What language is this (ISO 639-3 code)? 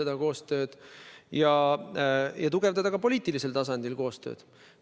est